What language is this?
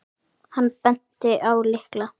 Icelandic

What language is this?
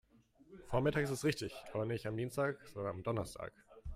German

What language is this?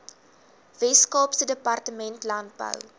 Afrikaans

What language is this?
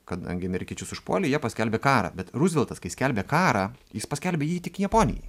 Lithuanian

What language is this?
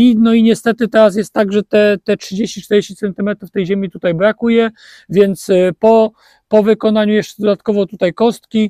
Polish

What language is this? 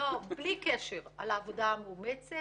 Hebrew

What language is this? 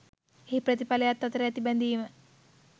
Sinhala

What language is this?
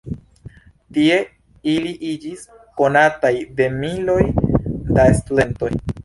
Esperanto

